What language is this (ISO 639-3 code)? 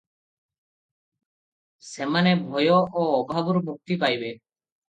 ori